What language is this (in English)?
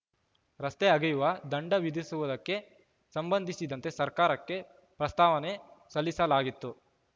Kannada